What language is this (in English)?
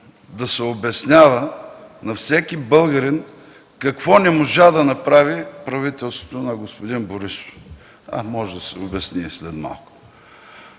Bulgarian